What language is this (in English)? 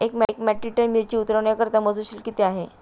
Marathi